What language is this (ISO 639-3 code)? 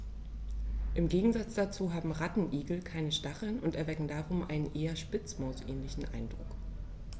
deu